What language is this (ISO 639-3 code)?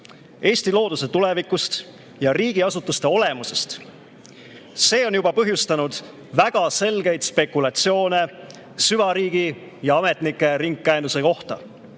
est